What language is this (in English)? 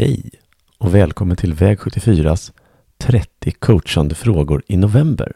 Swedish